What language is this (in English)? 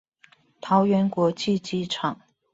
Chinese